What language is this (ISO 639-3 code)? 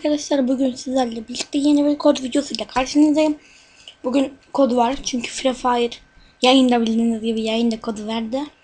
tur